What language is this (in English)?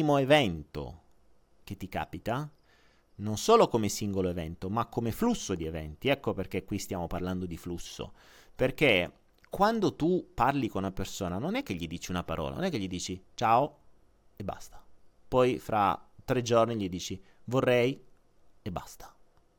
Italian